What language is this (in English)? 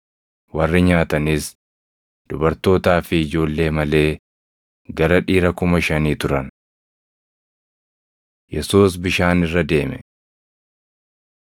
Oromo